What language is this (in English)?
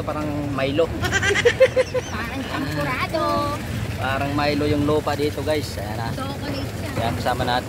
Filipino